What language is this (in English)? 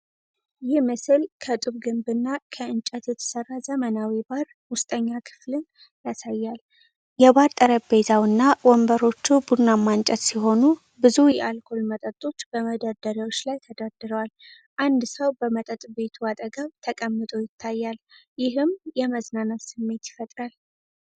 Amharic